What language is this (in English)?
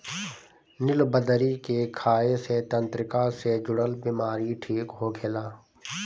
Bhojpuri